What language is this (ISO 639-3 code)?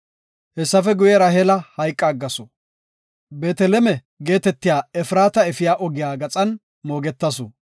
gof